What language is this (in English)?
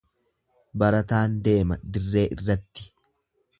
Oromo